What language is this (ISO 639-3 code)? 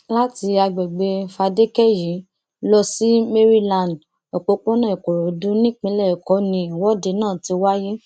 yor